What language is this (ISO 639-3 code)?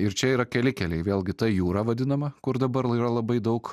lit